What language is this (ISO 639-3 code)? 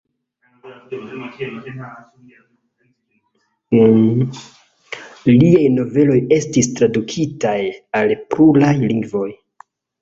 epo